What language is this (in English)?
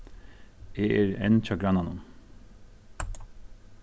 Faroese